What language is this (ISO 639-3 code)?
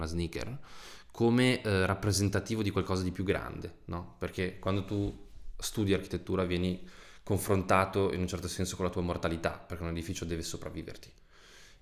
ita